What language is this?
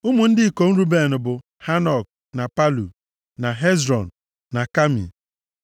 Igbo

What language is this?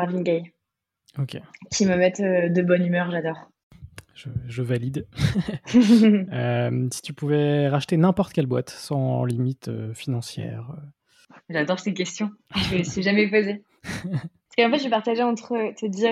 French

